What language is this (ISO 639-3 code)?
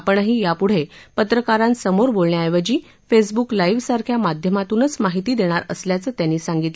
mar